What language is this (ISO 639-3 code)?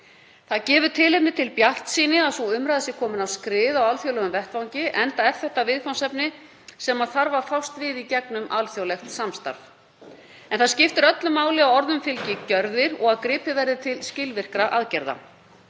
isl